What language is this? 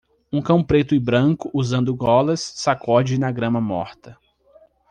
Portuguese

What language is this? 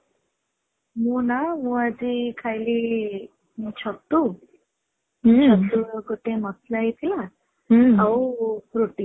Odia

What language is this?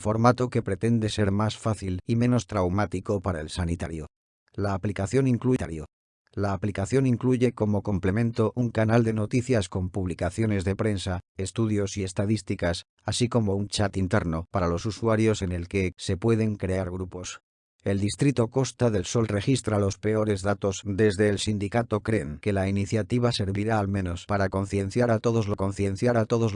Spanish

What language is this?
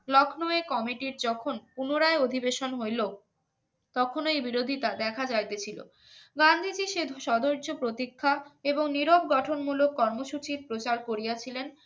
Bangla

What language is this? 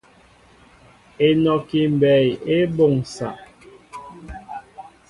Mbo (Cameroon)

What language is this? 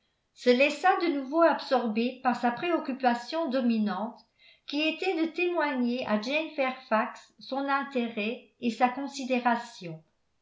French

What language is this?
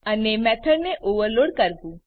Gujarati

